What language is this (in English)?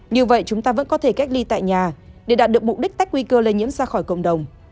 Vietnamese